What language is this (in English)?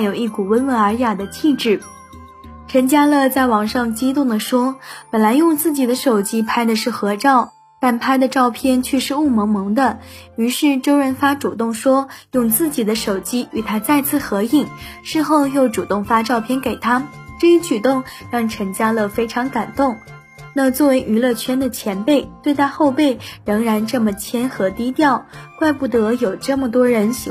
Chinese